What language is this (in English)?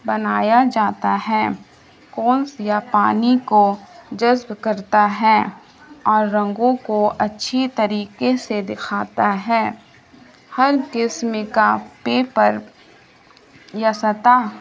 Urdu